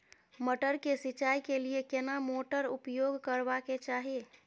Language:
Maithili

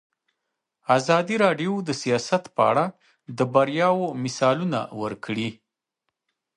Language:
Pashto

